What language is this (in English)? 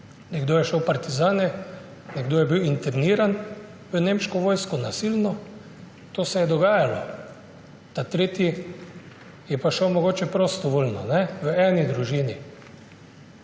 Slovenian